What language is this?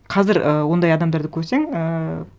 Kazakh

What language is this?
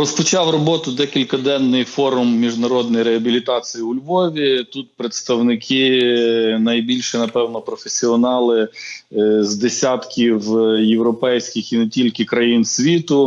Ukrainian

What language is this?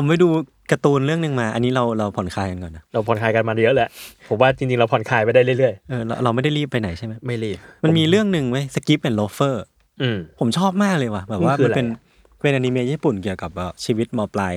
Thai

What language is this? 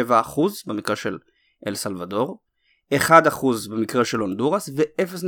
Hebrew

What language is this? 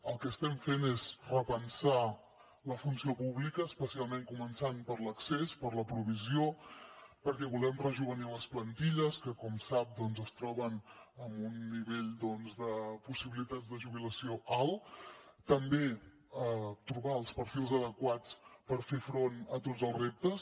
Catalan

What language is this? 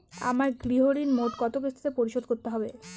Bangla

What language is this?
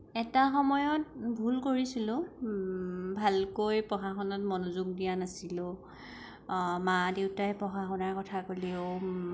Assamese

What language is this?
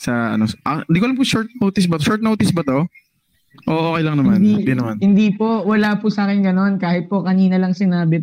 Filipino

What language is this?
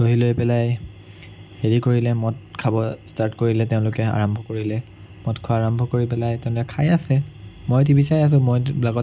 Assamese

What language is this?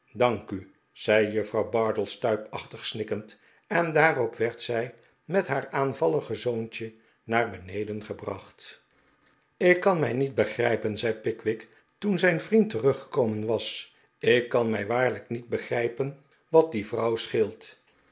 Dutch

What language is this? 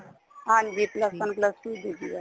Punjabi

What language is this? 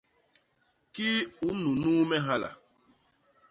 Basaa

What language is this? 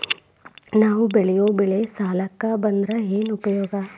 Kannada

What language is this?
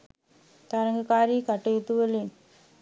Sinhala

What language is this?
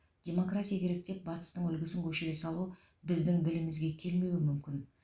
Kazakh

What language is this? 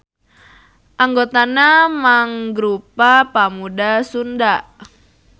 Sundanese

